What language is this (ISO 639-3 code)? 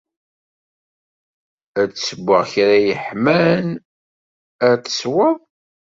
kab